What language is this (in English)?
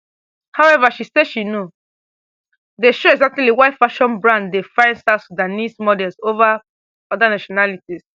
Nigerian Pidgin